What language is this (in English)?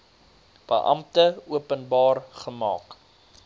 Afrikaans